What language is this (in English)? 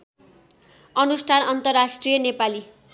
Nepali